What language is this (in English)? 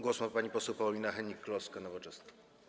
Polish